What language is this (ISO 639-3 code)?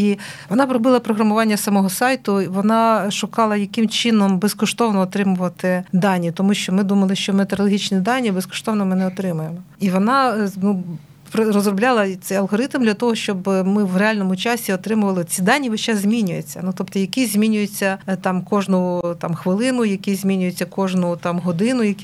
ukr